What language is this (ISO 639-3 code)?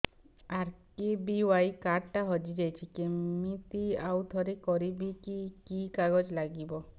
ori